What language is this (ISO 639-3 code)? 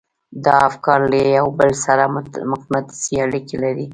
pus